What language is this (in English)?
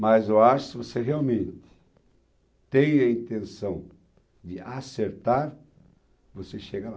Portuguese